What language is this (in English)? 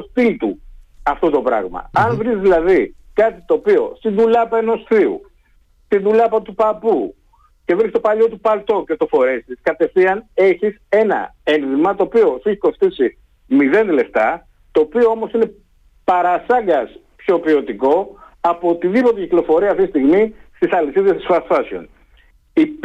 Greek